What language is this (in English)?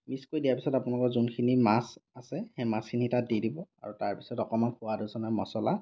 Assamese